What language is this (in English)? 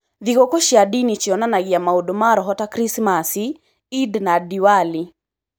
Kikuyu